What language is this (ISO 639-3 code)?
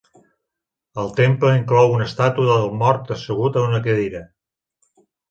cat